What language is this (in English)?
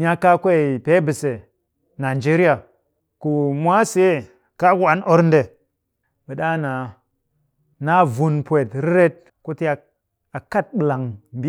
Cakfem-Mushere